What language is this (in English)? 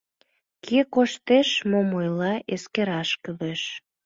Mari